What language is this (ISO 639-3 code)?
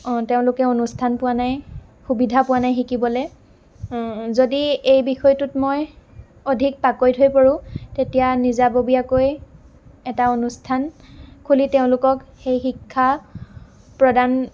asm